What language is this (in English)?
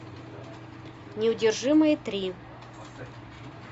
Russian